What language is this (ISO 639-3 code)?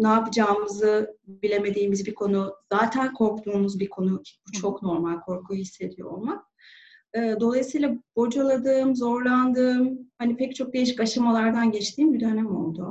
tur